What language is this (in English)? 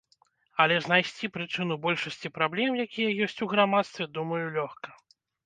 Belarusian